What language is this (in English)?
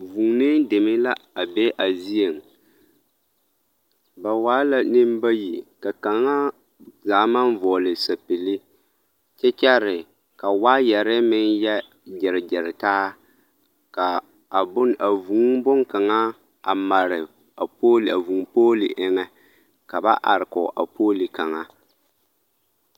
Southern Dagaare